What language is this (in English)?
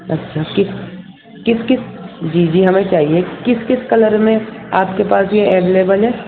Urdu